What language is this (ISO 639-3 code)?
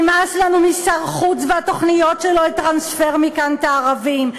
heb